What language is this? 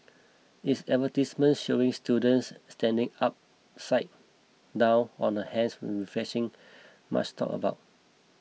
English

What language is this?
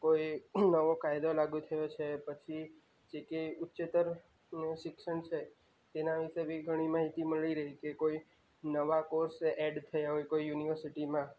Gujarati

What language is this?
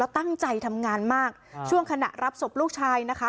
Thai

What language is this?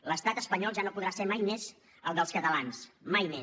Catalan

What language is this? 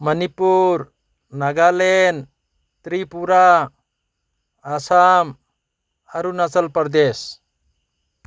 Manipuri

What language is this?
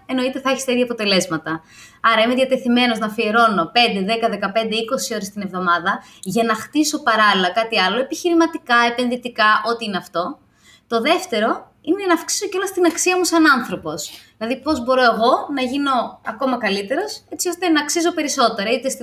Greek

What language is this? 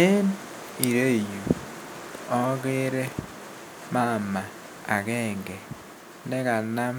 Kalenjin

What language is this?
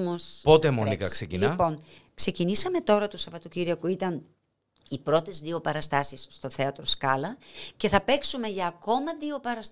Greek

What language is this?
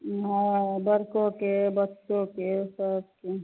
Maithili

